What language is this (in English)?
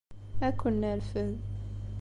Kabyle